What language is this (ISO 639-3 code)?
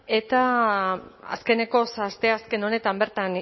eus